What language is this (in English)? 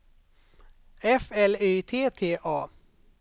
Swedish